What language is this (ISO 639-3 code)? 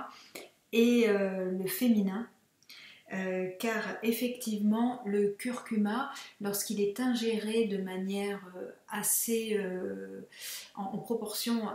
fra